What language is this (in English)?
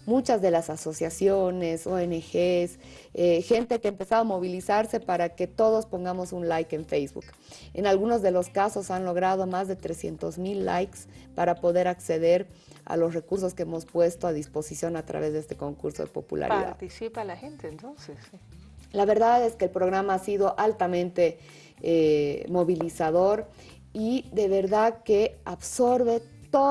Spanish